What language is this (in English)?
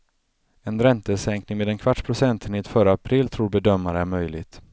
Swedish